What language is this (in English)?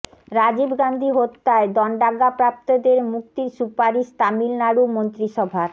Bangla